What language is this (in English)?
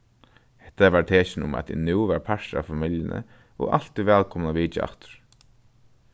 Faroese